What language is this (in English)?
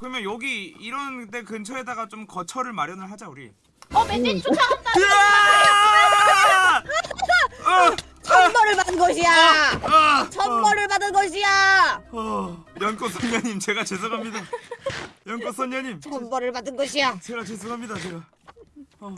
Korean